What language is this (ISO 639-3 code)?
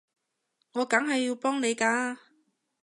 yue